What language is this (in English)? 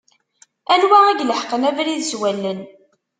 Kabyle